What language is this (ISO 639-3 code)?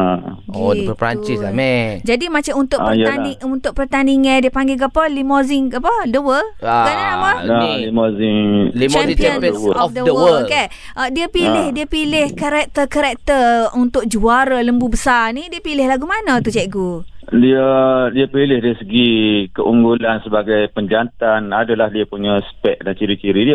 msa